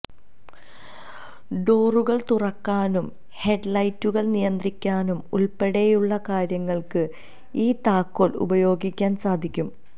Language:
Malayalam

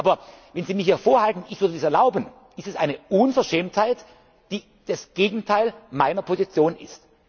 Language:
German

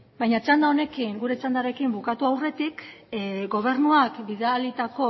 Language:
Basque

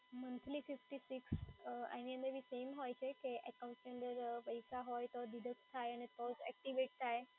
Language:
Gujarati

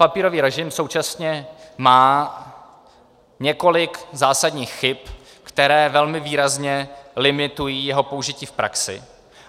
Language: Czech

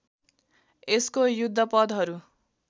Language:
Nepali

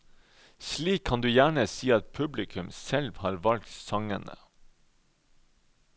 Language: Norwegian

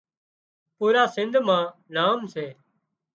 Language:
Wadiyara Koli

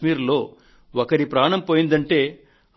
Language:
Telugu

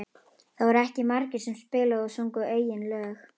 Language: Icelandic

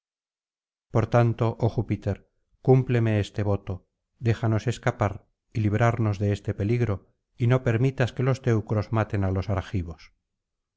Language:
Spanish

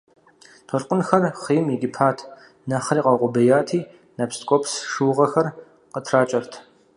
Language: Kabardian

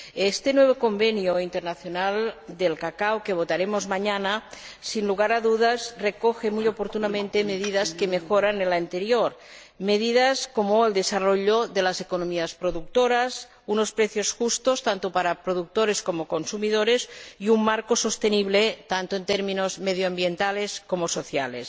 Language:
Spanish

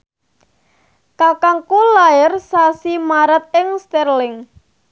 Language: Javanese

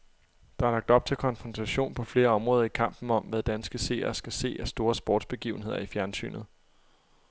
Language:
Danish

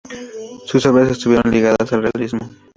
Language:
Spanish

